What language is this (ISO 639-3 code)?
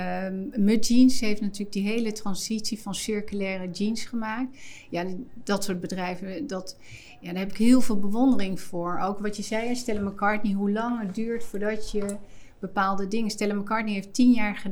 nld